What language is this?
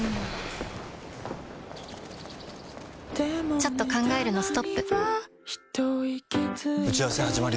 Japanese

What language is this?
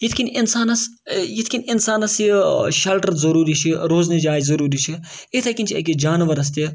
Kashmiri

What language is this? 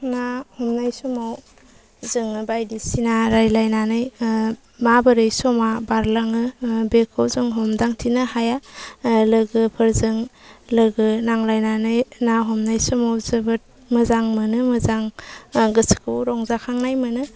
Bodo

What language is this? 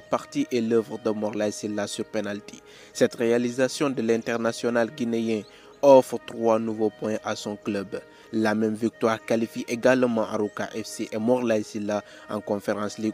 French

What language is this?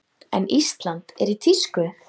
Icelandic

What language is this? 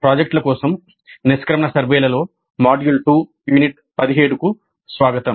Telugu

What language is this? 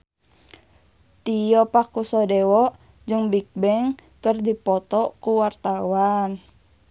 Sundanese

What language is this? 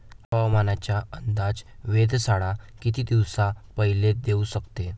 Marathi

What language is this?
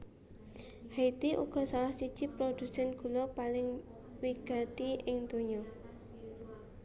Javanese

